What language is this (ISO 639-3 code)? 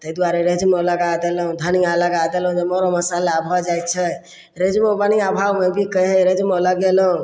mai